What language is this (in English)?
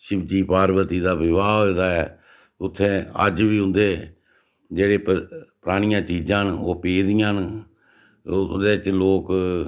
Dogri